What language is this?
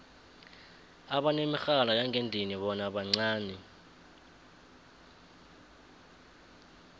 South Ndebele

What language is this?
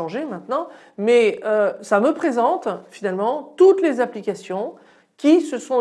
French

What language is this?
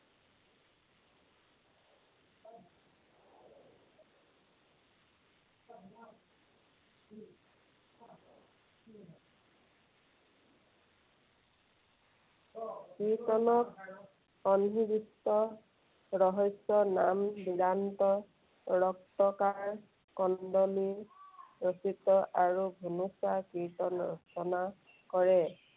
Assamese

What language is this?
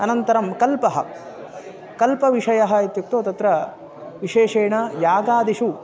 Sanskrit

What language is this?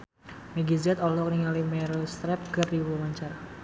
Sundanese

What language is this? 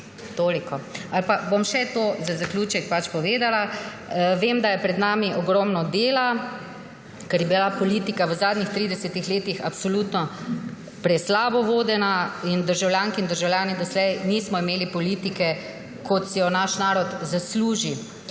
Slovenian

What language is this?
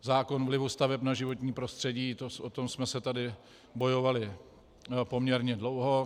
Czech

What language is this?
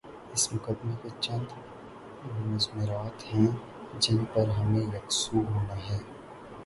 Urdu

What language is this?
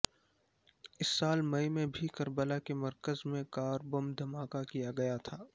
Urdu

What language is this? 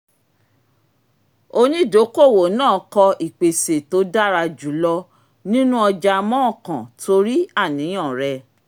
Yoruba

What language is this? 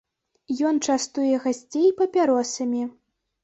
Belarusian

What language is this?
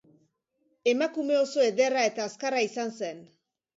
Basque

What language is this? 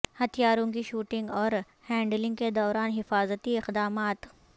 Urdu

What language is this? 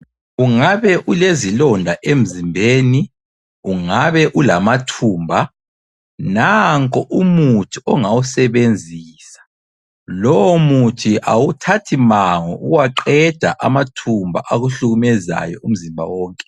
North Ndebele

